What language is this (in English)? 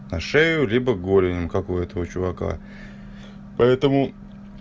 Russian